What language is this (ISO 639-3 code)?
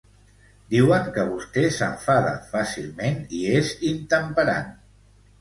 cat